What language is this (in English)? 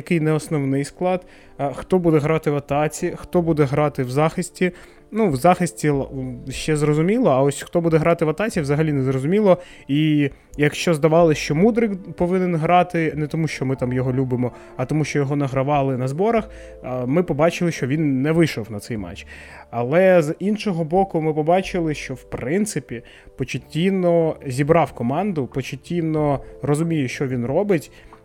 Ukrainian